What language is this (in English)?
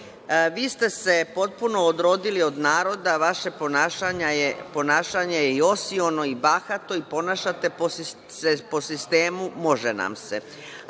Serbian